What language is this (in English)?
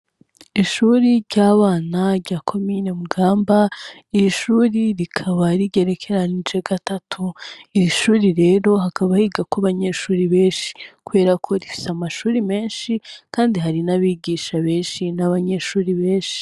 Rundi